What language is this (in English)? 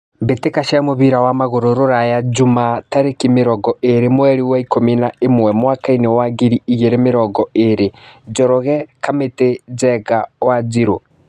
Kikuyu